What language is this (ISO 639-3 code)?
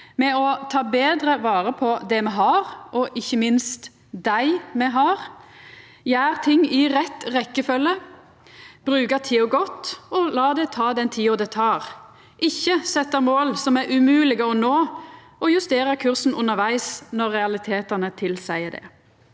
nor